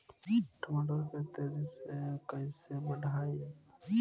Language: Bhojpuri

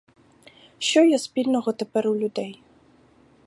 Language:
Ukrainian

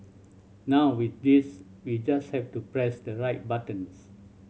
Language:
English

